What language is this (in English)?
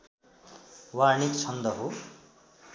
Nepali